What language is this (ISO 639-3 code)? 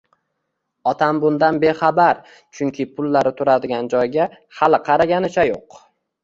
uzb